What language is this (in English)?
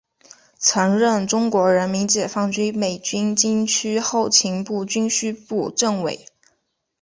Chinese